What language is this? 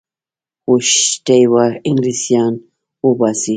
Pashto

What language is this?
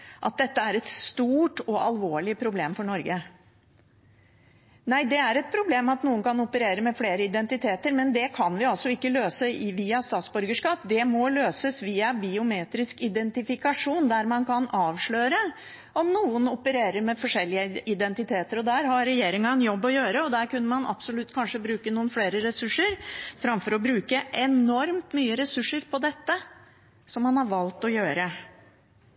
Norwegian Bokmål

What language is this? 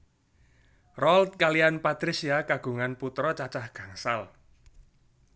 Javanese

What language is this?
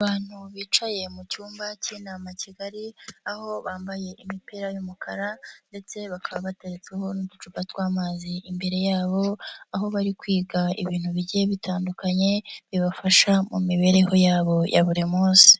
Kinyarwanda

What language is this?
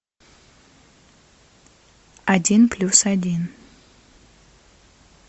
Russian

